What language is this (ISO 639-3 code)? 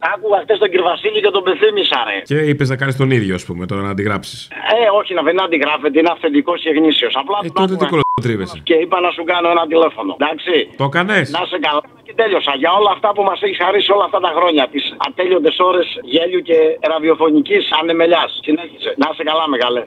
ell